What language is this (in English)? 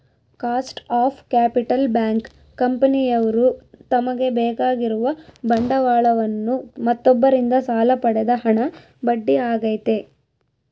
Kannada